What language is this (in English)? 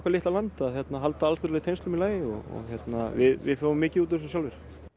Icelandic